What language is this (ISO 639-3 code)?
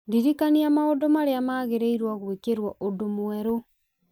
kik